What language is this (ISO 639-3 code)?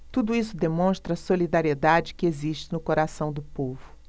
por